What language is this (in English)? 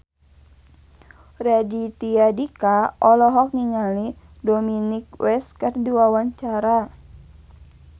Sundanese